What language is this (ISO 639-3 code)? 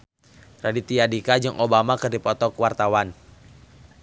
sun